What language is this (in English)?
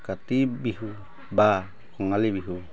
Assamese